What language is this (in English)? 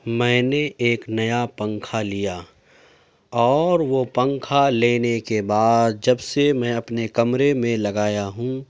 Urdu